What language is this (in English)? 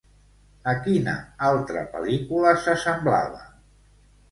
Catalan